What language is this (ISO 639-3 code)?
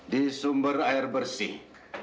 ind